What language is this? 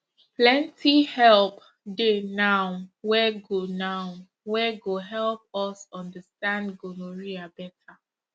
Nigerian Pidgin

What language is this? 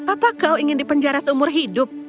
Indonesian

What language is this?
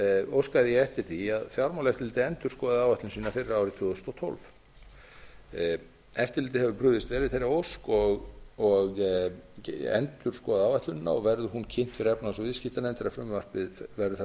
Icelandic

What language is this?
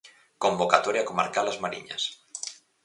Galician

